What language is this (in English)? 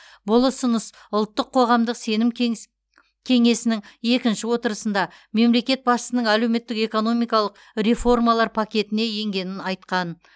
Kazakh